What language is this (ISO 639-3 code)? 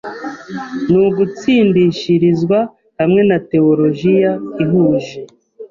kin